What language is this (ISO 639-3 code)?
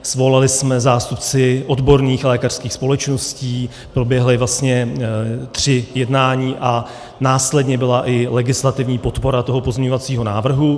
ces